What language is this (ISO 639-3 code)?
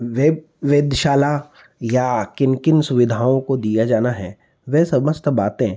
hin